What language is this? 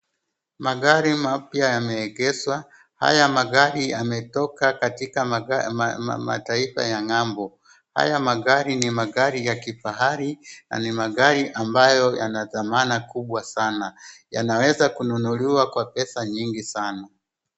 Swahili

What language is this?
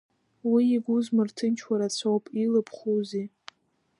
Abkhazian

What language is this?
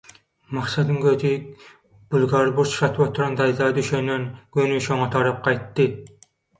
Turkmen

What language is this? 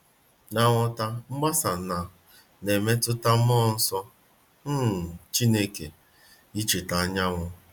Igbo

